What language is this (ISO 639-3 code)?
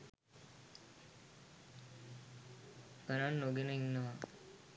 sin